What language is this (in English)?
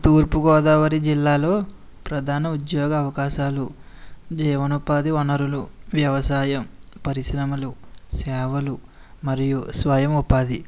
Telugu